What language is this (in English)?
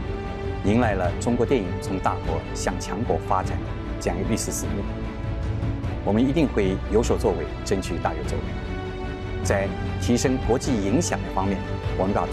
Chinese